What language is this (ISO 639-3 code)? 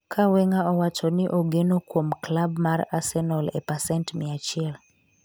luo